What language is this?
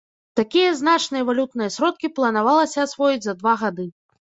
Belarusian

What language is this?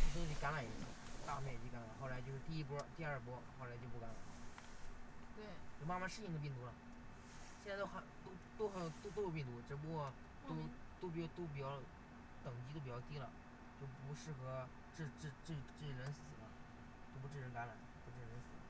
Chinese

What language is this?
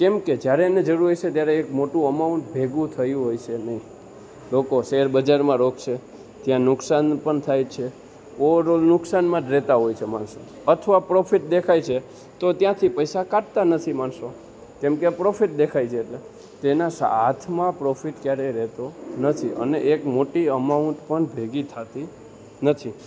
Gujarati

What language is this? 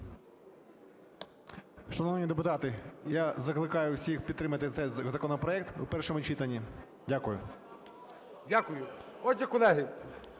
Ukrainian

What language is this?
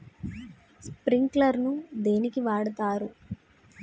Telugu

